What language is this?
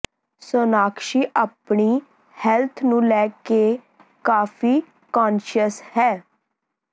Punjabi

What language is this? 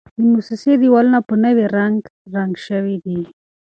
Pashto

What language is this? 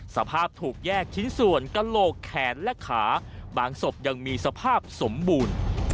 Thai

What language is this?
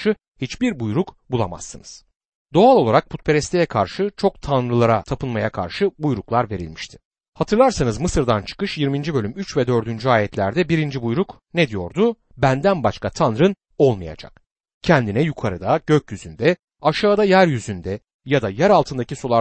Turkish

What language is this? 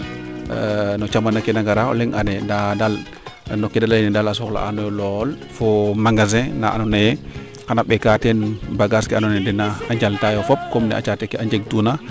Serer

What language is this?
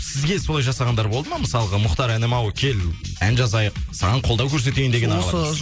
Kazakh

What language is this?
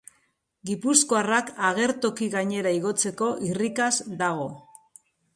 Basque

